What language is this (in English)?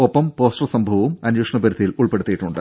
Malayalam